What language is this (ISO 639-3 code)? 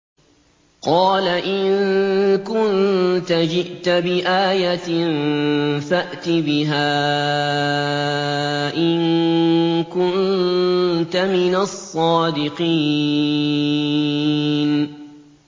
ara